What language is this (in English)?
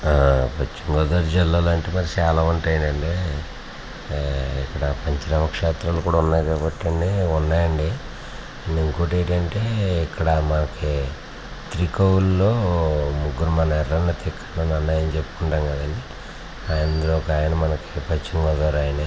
Telugu